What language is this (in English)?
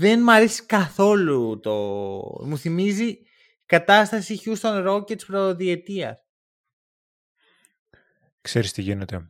Greek